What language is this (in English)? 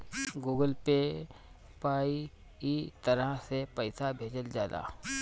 Bhojpuri